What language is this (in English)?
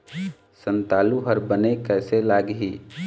Chhattisgarhi